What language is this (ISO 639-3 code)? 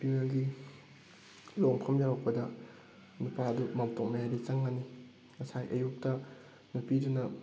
mni